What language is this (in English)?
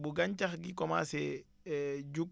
Wolof